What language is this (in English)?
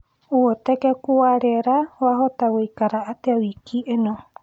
Kikuyu